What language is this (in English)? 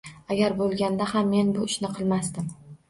Uzbek